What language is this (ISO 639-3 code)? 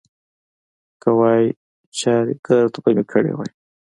pus